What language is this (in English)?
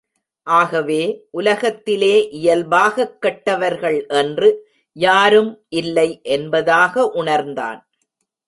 Tamil